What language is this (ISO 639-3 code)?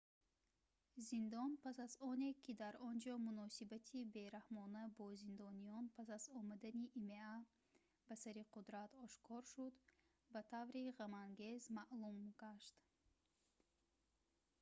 tgk